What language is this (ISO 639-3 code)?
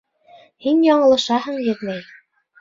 bak